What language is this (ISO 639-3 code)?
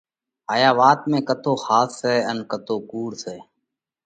kvx